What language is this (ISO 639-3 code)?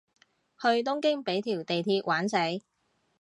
yue